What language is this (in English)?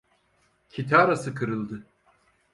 Turkish